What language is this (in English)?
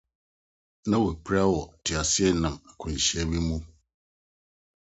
Akan